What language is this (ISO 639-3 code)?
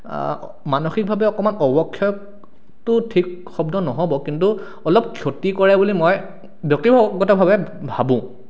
asm